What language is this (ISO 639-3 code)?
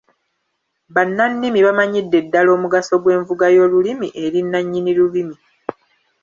lug